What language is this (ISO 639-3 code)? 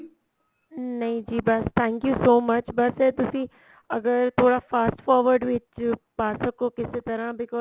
pan